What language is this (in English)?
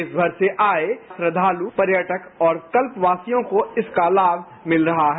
Hindi